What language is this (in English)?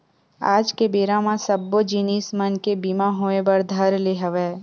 Chhattisgarhi